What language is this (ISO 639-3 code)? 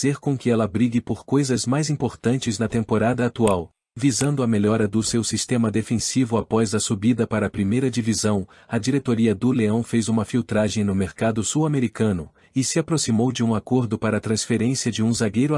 por